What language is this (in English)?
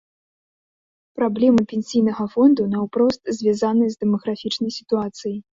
Belarusian